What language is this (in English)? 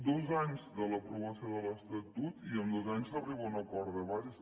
Catalan